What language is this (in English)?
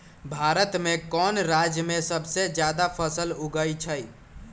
Magahi